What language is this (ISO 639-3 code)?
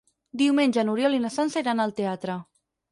cat